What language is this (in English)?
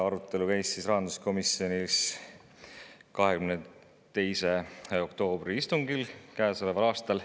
Estonian